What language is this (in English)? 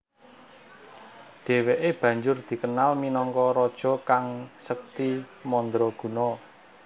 Javanese